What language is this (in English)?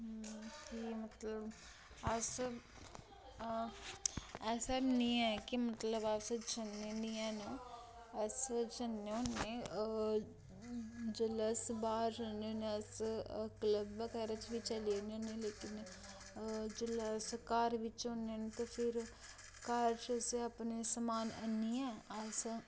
Dogri